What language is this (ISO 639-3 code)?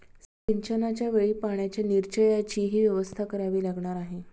mar